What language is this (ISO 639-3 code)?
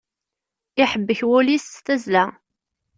kab